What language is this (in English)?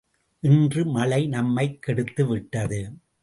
Tamil